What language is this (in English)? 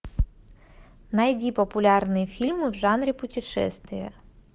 Russian